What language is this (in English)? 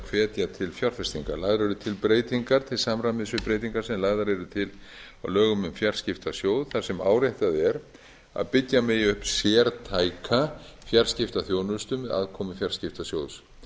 Icelandic